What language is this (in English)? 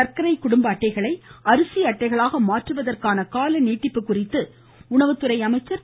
Tamil